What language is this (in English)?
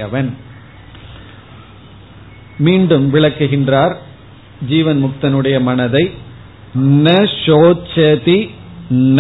Tamil